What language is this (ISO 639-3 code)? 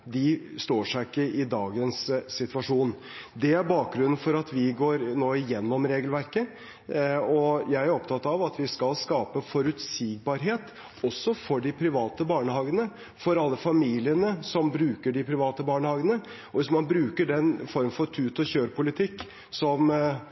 nob